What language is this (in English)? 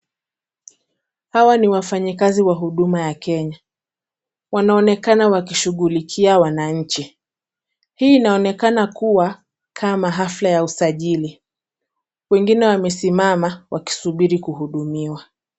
Swahili